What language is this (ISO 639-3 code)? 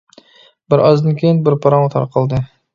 uig